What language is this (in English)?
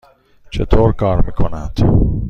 Persian